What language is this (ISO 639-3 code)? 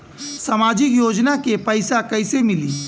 bho